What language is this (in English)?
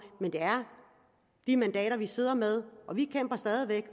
Danish